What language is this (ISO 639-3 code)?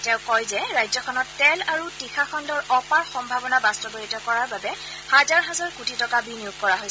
asm